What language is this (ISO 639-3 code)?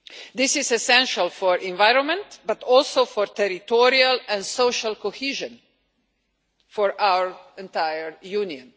eng